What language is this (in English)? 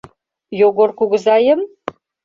Mari